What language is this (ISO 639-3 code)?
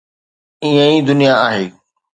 snd